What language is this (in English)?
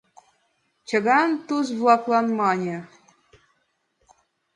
Mari